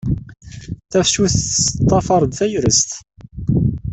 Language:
Kabyle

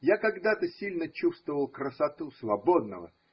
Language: Russian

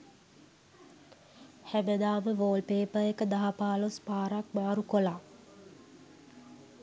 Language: Sinhala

